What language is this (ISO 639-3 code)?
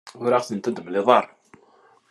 kab